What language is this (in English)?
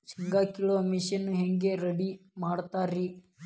Kannada